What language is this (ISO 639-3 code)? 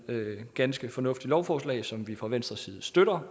dan